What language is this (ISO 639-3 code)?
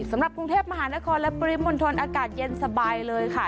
tha